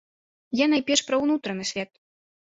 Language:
Belarusian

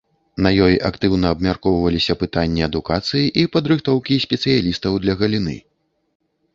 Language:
Belarusian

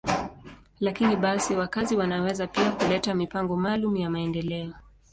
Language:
Swahili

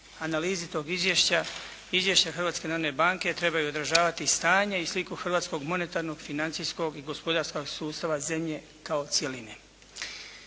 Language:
Croatian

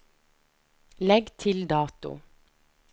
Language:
Norwegian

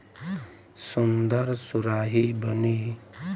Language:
Bhojpuri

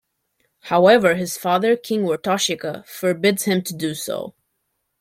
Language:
English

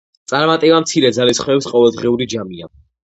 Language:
Georgian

